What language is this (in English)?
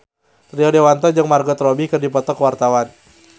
Sundanese